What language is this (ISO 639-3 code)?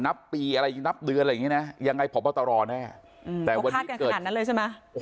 tha